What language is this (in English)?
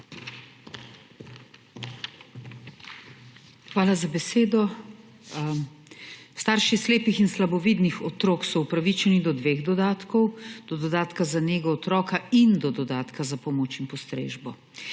Slovenian